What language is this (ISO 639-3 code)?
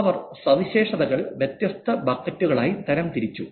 mal